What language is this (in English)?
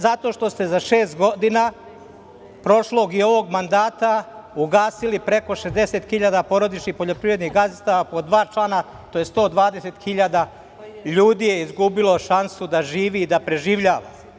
Serbian